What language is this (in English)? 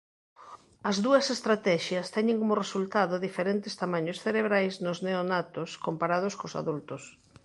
Galician